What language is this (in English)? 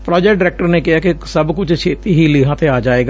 Punjabi